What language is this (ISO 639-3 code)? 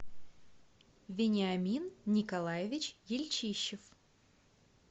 rus